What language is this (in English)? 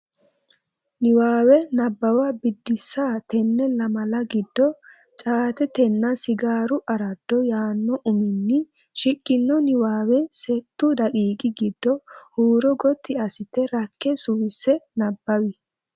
Sidamo